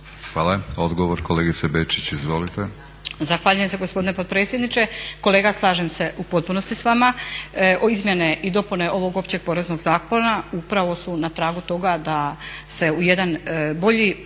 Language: Croatian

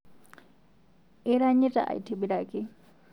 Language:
Masai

